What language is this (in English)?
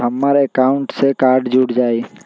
Magahi